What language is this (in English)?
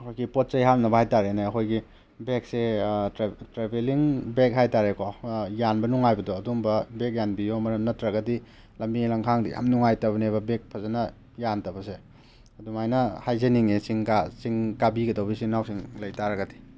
Manipuri